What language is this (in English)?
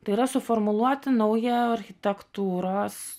Lithuanian